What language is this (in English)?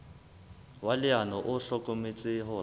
Southern Sotho